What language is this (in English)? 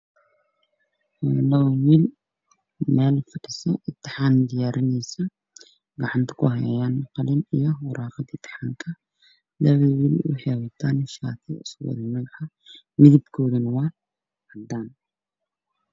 Somali